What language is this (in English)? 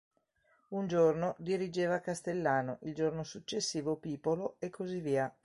Italian